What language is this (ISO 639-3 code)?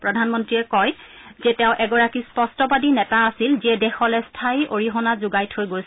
asm